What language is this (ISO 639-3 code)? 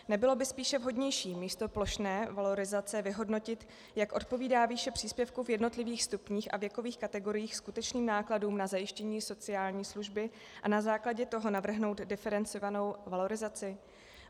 ces